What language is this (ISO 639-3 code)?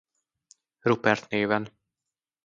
hun